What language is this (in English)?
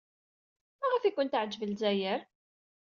Kabyle